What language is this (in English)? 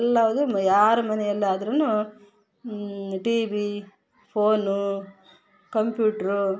Kannada